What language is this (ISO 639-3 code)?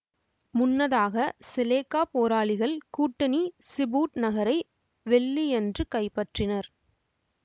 tam